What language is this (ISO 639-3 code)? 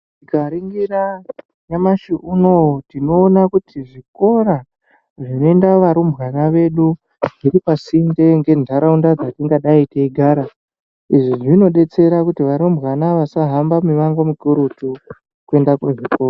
ndc